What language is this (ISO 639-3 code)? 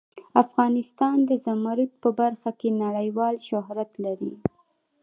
pus